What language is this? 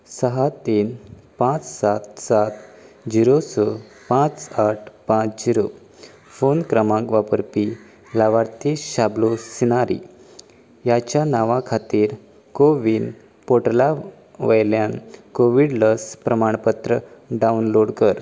Konkani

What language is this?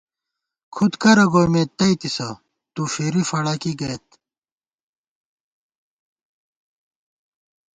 Gawar-Bati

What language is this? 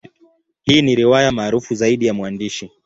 Swahili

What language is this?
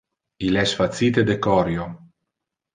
Interlingua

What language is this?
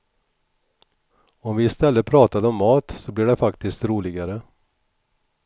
Swedish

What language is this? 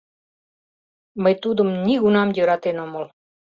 Mari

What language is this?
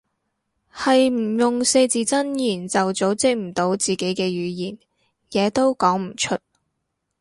Cantonese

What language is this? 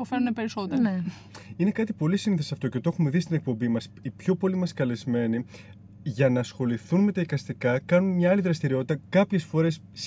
Greek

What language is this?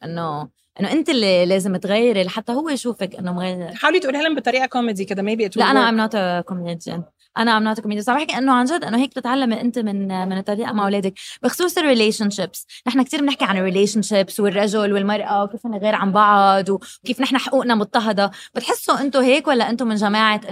Arabic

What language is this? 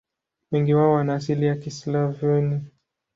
Swahili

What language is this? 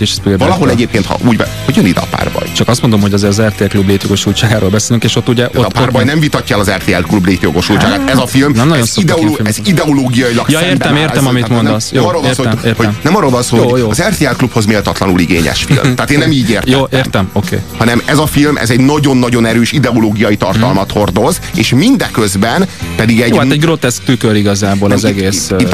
Hungarian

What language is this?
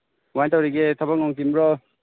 Manipuri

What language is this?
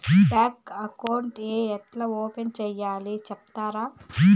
Telugu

